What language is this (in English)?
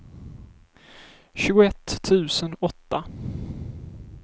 Swedish